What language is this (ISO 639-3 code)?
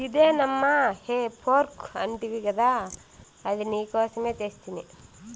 tel